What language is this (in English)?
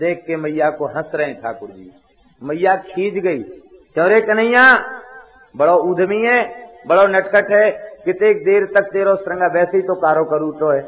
Hindi